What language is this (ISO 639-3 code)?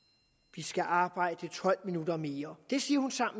dan